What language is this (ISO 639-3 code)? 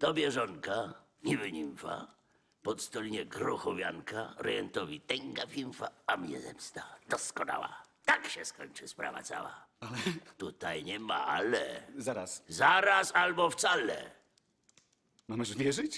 pol